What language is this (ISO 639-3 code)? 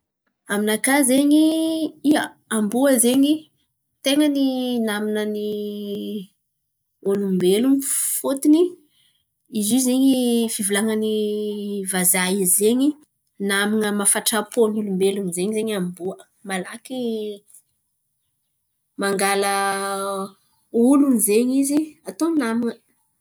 xmv